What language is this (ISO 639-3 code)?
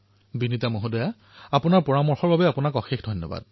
asm